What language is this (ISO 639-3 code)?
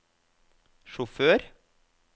nor